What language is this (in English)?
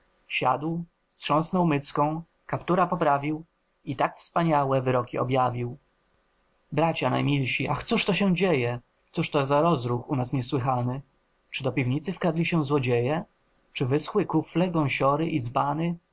Polish